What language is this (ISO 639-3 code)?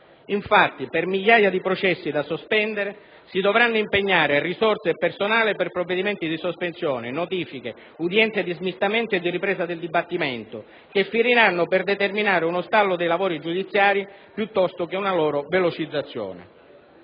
ita